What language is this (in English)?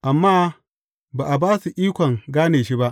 Hausa